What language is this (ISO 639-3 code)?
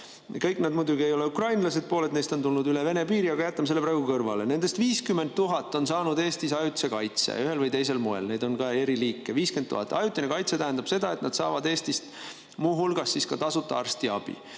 est